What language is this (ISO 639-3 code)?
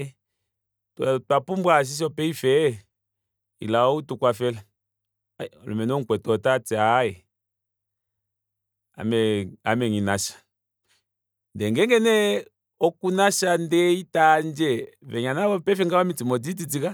kua